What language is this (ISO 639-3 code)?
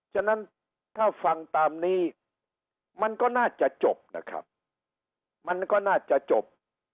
tha